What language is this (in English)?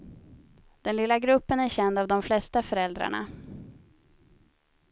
Swedish